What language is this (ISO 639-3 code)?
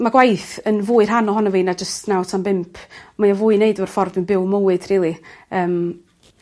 cym